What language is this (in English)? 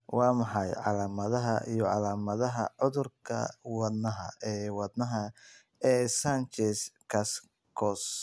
Somali